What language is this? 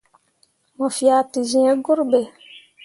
Mundang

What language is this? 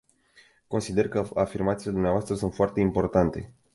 Romanian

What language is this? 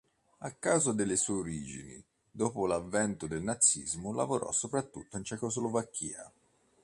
Italian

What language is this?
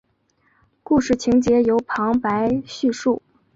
Chinese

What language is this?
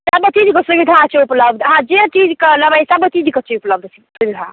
Maithili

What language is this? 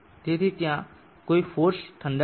Gujarati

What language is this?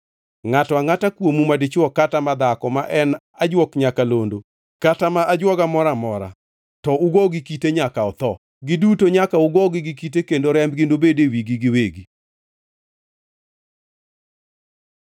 Luo (Kenya and Tanzania)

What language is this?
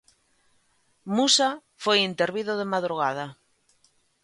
Galician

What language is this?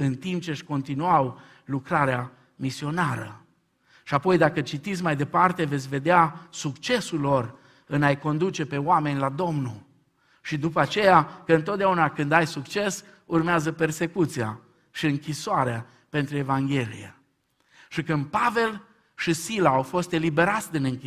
Romanian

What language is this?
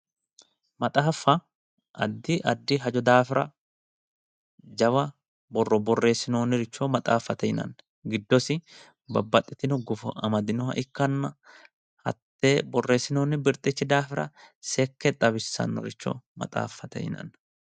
Sidamo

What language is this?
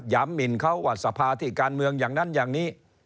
Thai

